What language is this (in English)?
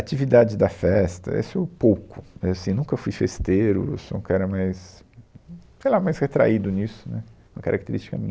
Portuguese